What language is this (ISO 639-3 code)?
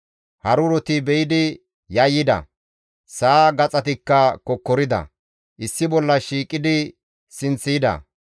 gmv